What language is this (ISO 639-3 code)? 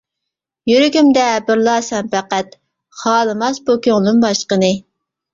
uig